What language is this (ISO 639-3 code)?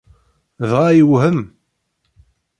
kab